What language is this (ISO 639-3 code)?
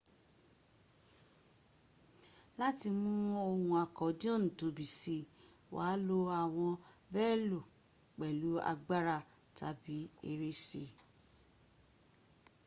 yor